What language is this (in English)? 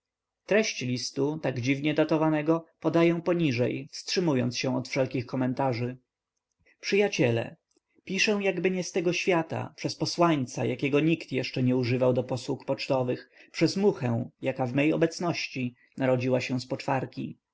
Polish